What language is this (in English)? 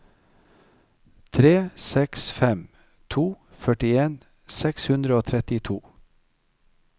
Norwegian